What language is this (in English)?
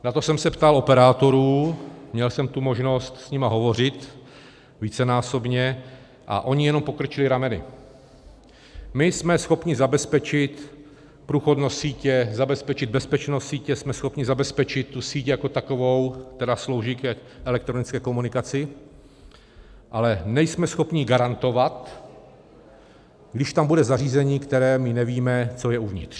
Czech